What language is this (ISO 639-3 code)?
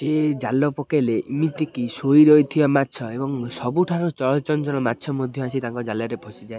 ori